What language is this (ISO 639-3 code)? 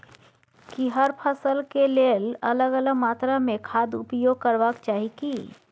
mai